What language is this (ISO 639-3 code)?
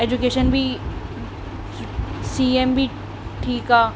snd